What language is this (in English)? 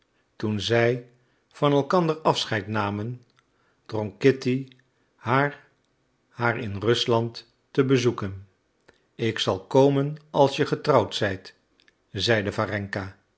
Dutch